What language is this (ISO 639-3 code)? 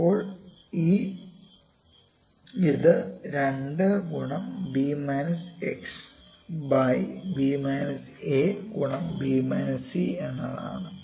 mal